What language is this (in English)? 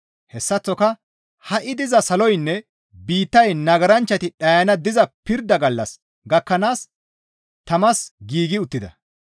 Gamo